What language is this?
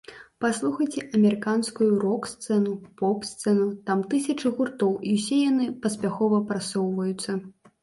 Belarusian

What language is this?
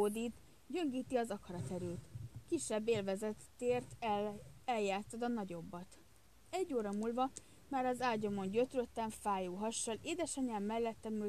Hungarian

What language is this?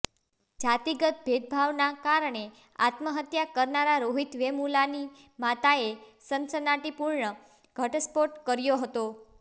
Gujarati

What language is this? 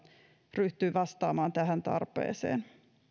Finnish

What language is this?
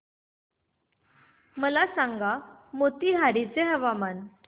Marathi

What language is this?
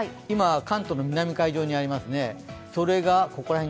Japanese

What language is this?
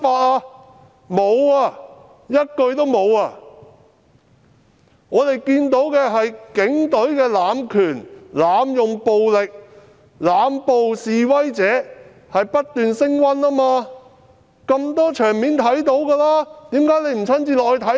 Cantonese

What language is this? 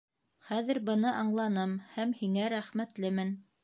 Bashkir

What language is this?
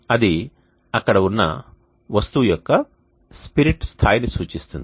Telugu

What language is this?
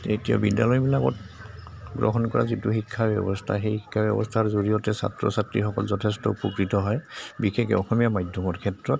Assamese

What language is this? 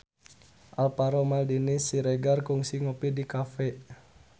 Sundanese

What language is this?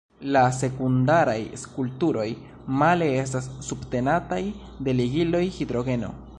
Esperanto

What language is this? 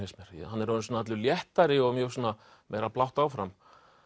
Icelandic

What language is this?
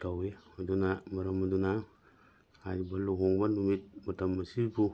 Manipuri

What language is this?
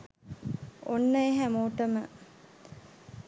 Sinhala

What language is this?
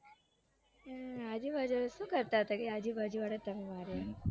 Gujarati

